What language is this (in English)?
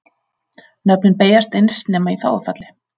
Icelandic